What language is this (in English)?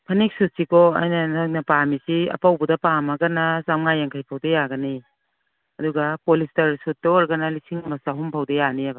Manipuri